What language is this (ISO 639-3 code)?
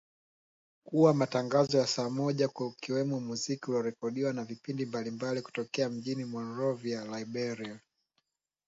swa